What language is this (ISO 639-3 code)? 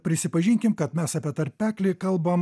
lit